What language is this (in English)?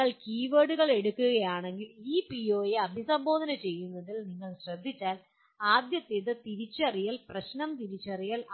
Malayalam